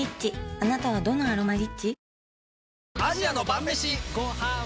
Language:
Japanese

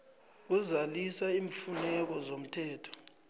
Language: South Ndebele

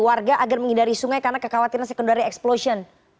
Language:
Indonesian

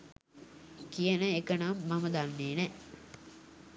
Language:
Sinhala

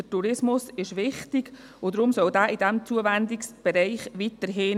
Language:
Swiss German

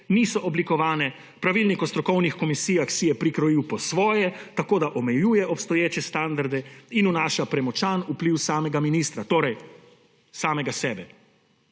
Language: Slovenian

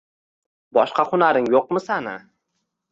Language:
Uzbek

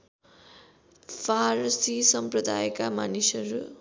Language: Nepali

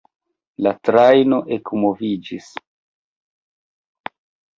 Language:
Esperanto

